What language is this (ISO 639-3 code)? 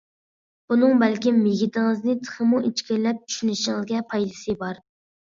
uig